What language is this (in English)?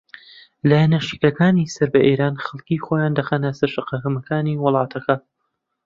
Central Kurdish